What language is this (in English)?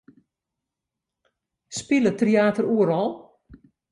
Western Frisian